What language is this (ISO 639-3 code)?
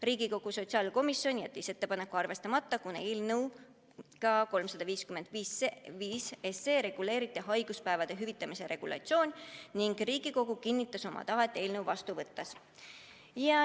est